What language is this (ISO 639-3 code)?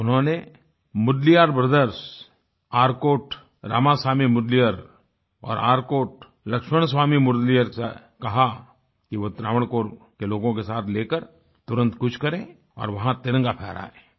hin